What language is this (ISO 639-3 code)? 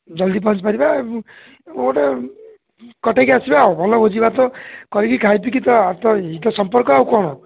ori